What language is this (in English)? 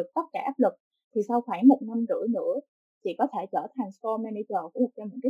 Vietnamese